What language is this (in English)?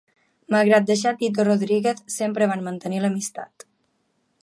Catalan